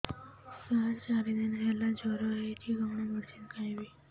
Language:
Odia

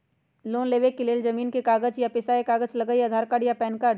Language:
Magahi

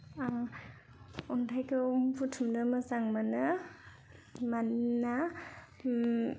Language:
Bodo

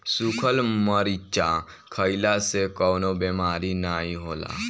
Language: Bhojpuri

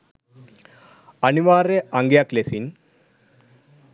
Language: Sinhala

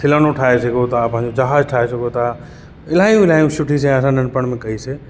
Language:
Sindhi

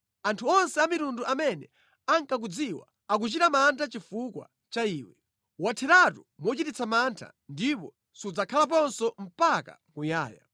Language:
Nyanja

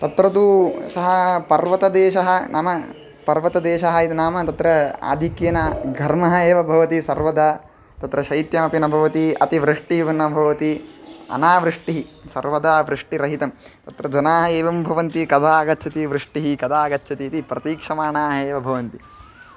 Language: Sanskrit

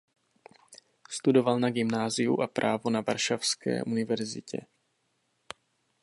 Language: Czech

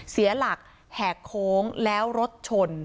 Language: Thai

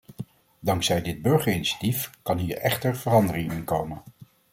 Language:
Dutch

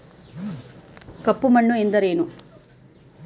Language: Kannada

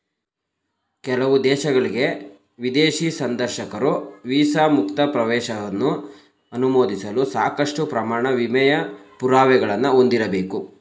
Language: Kannada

